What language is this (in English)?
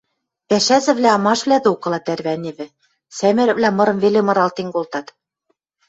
Western Mari